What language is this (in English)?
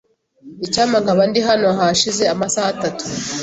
Kinyarwanda